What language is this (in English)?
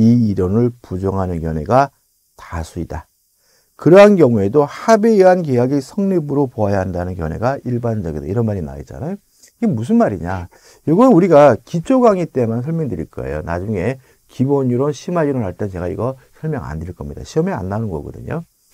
Korean